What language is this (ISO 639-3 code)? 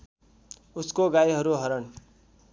nep